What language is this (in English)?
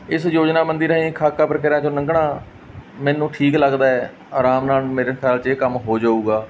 Punjabi